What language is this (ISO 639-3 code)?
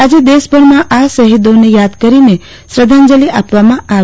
guj